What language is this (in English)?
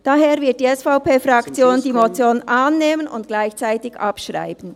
Swiss German